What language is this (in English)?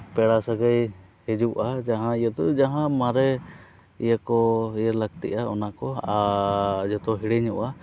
Santali